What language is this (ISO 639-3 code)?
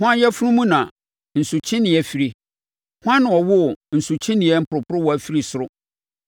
aka